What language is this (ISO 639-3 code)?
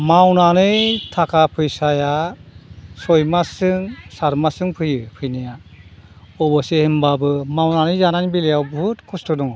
brx